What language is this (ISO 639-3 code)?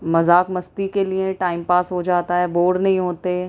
urd